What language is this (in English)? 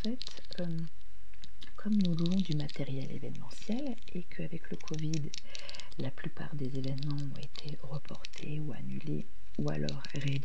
French